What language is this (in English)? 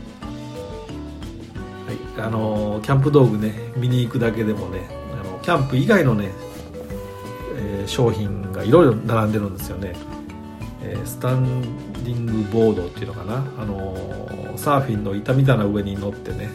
Japanese